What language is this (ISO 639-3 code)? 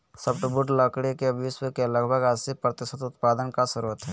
mag